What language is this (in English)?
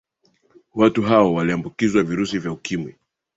Swahili